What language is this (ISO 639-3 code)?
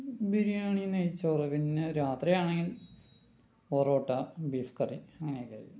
mal